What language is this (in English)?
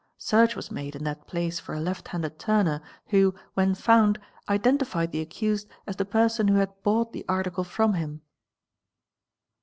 English